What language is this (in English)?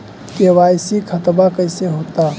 Magahi